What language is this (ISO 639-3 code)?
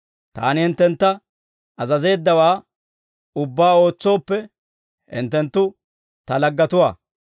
dwr